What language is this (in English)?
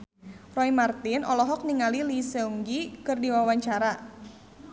Sundanese